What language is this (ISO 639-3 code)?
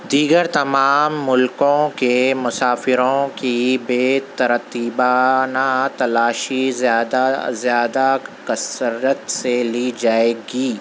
urd